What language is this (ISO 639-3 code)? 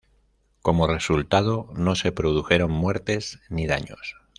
spa